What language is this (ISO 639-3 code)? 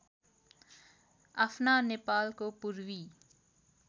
nep